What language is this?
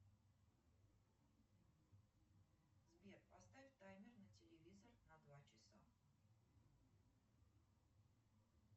Russian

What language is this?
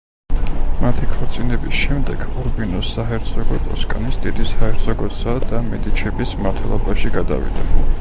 Georgian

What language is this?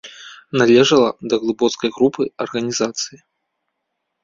Belarusian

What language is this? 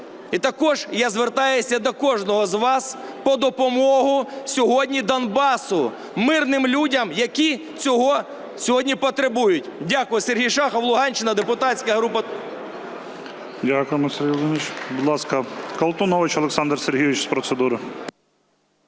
Ukrainian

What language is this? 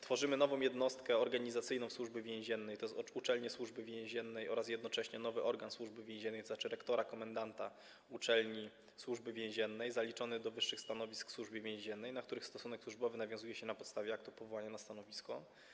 Polish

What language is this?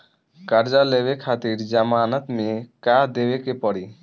Bhojpuri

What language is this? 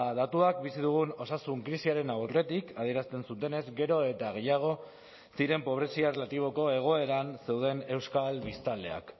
Basque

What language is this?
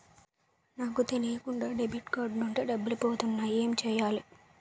Telugu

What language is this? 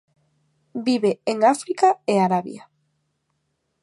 Galician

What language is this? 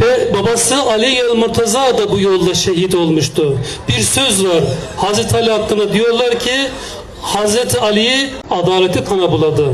Turkish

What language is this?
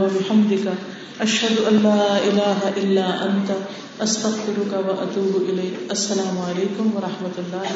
Urdu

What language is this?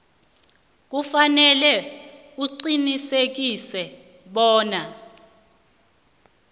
South Ndebele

